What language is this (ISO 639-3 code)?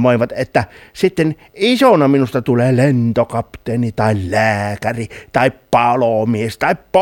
fin